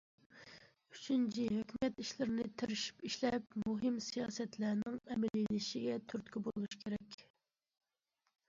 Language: Uyghur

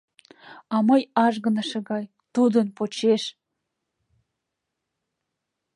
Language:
Mari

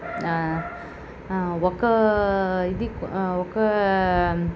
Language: Telugu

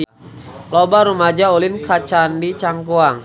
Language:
Sundanese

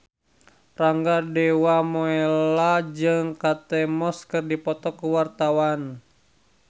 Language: Sundanese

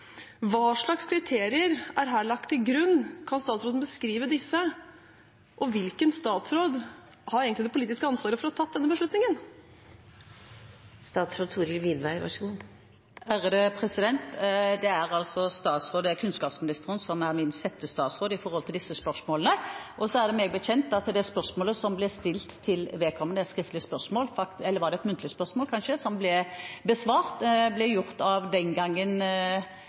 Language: Norwegian Bokmål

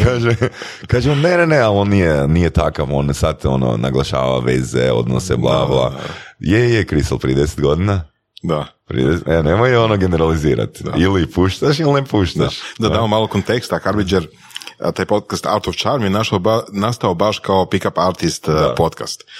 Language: Croatian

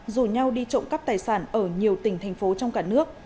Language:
Vietnamese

